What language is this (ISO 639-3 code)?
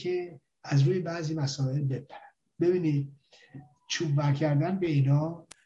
fas